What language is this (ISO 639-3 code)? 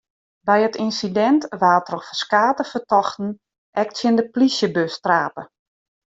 fry